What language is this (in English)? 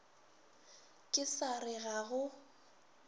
Northern Sotho